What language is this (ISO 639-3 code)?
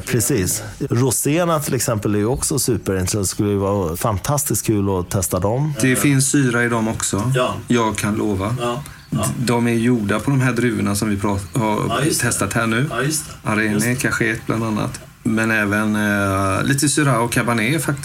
swe